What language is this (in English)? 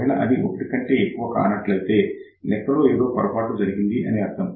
Telugu